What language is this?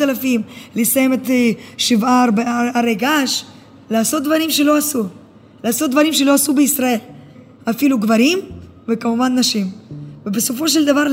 Hebrew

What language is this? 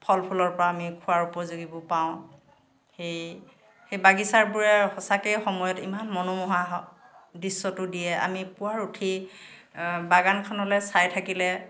Assamese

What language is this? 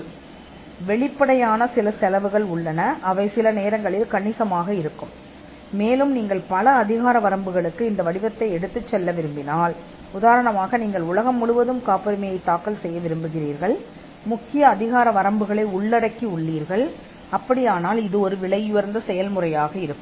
Tamil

